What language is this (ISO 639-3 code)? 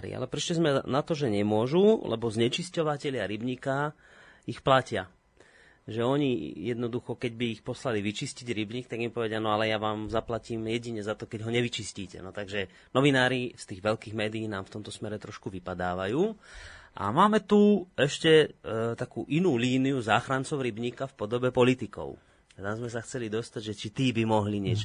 slk